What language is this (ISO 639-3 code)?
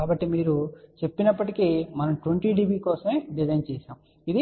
tel